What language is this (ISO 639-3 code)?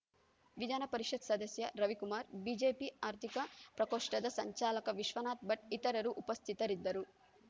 kan